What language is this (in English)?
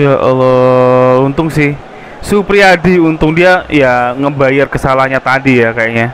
Indonesian